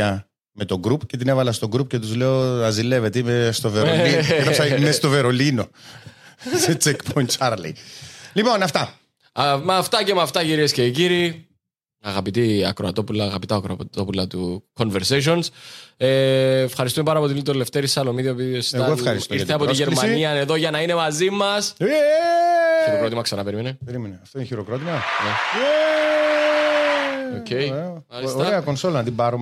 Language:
Greek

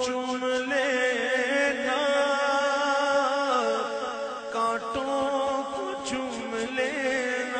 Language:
Arabic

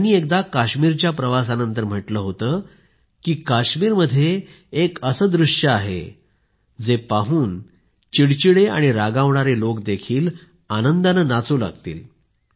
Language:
Marathi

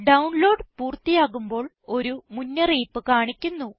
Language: Malayalam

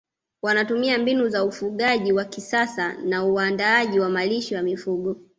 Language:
Swahili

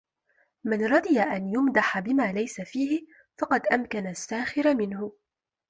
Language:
Arabic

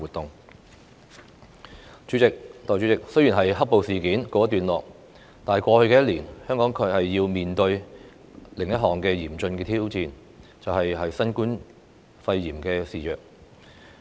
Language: Cantonese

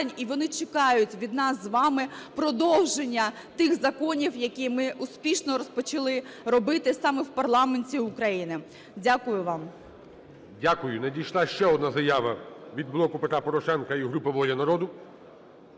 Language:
Ukrainian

